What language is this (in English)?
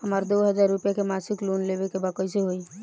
Bhojpuri